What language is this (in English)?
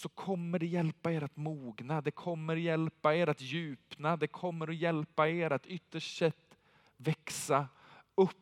Swedish